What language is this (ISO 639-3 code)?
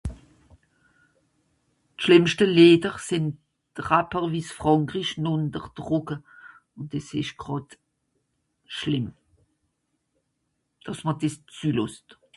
gsw